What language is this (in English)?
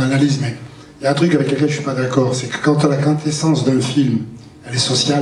French